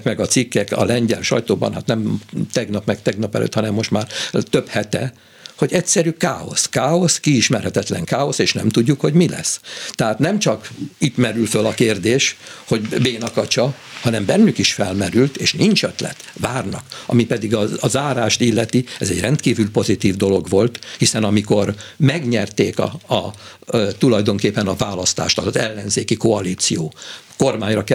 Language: Hungarian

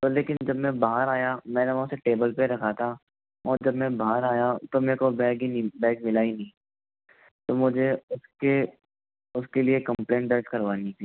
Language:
Hindi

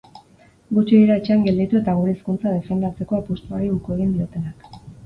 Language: Basque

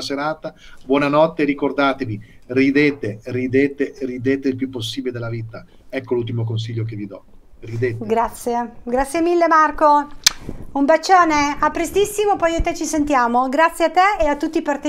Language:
Italian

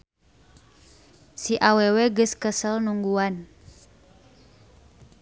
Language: Sundanese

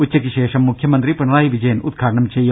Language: Malayalam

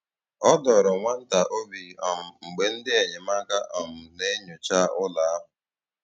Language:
Igbo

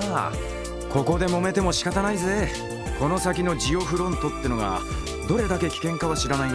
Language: Japanese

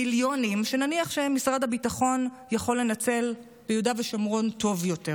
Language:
Hebrew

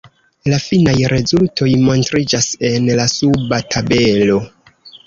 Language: Esperanto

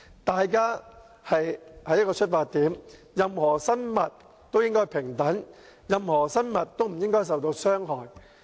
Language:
Cantonese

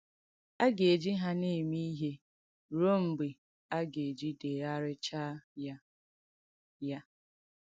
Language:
Igbo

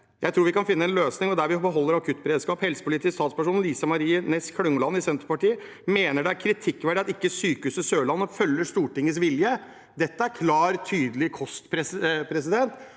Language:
Norwegian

